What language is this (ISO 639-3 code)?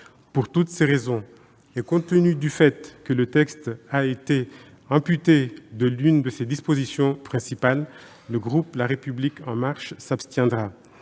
fra